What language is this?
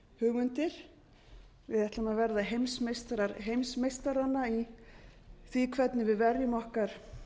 Icelandic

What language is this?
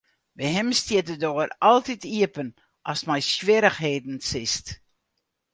Western Frisian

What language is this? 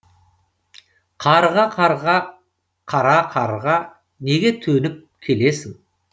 Kazakh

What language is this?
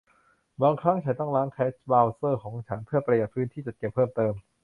Thai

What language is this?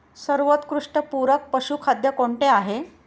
Marathi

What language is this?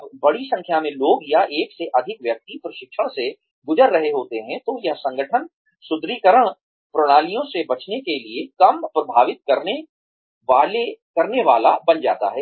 Hindi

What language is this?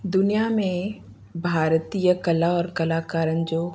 Sindhi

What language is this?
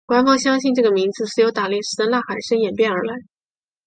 Chinese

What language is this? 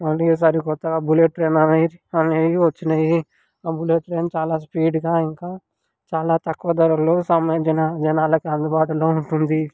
Telugu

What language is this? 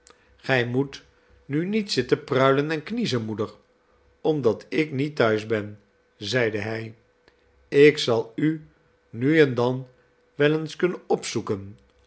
Dutch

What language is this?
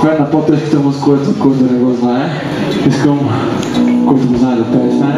Czech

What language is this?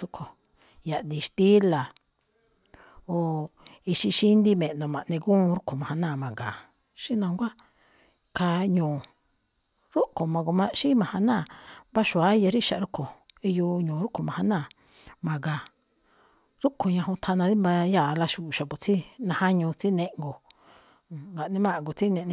Malinaltepec Me'phaa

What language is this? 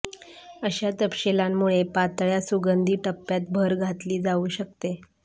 Marathi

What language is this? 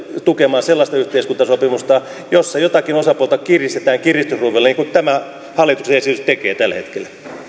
Finnish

